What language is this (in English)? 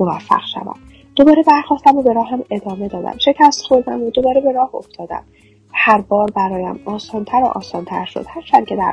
Persian